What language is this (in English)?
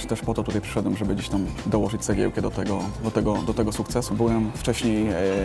Polish